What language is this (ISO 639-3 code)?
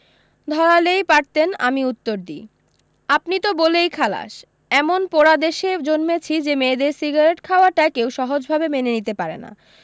ben